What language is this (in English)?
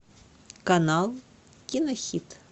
Russian